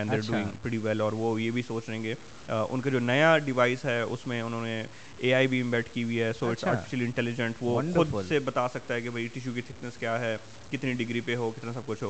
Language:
Urdu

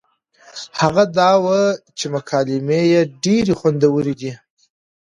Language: Pashto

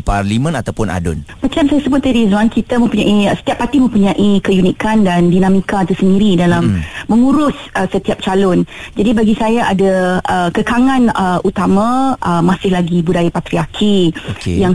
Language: Malay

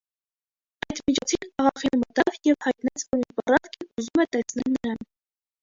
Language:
Armenian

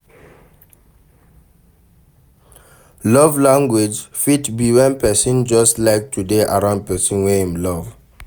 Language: Nigerian Pidgin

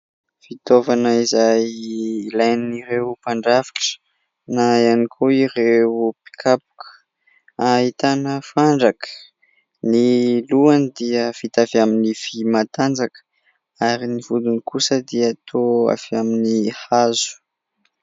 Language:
Malagasy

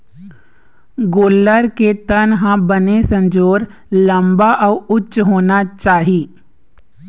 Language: Chhattisgarhi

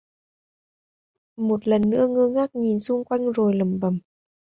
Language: Vietnamese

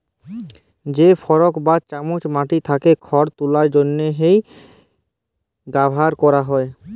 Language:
Bangla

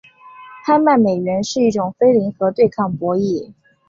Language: Chinese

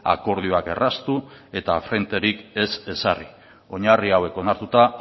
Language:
Basque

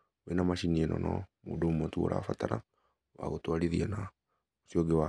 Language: Kikuyu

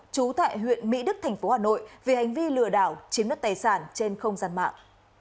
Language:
Vietnamese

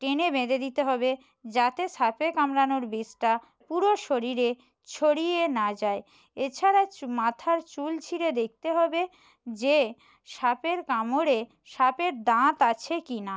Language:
Bangla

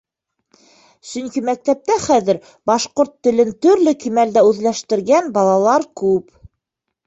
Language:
Bashkir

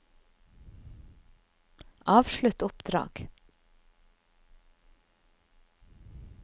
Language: Norwegian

